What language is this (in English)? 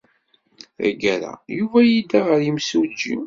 Kabyle